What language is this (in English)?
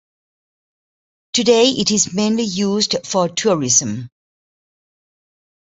English